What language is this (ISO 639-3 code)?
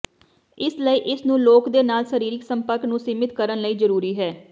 pan